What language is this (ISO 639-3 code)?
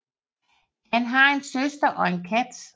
dan